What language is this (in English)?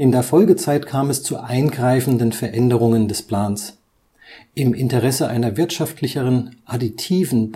German